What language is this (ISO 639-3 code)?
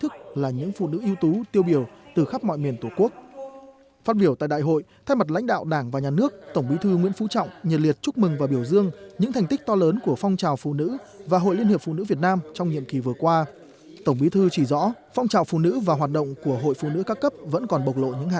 vie